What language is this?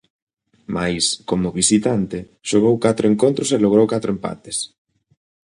Galician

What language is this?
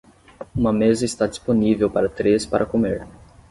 Portuguese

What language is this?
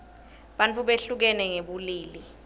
Swati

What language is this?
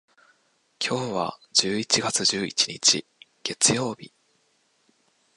Japanese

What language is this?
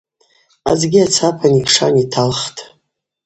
Abaza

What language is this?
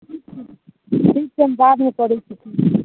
Maithili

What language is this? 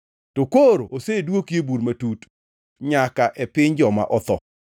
Luo (Kenya and Tanzania)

